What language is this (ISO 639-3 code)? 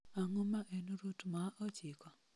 luo